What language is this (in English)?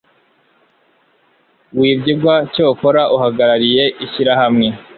Kinyarwanda